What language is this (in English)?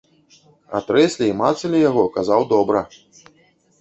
Belarusian